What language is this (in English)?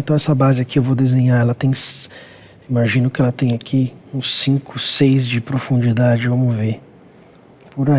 Portuguese